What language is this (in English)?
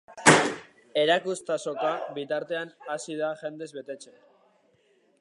Basque